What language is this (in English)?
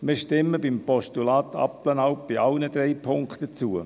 Swiss German